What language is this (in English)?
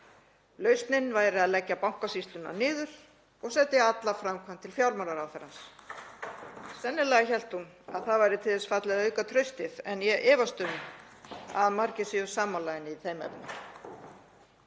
Icelandic